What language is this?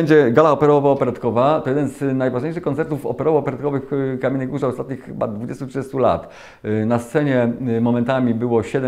Polish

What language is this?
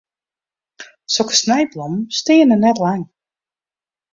Western Frisian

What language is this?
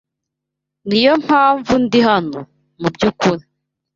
Kinyarwanda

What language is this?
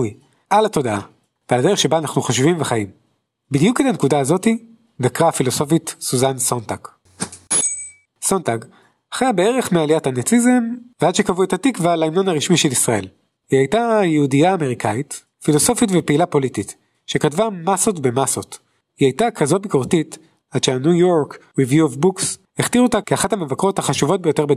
Hebrew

